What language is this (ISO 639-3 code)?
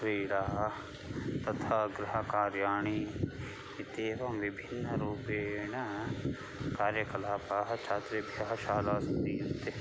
san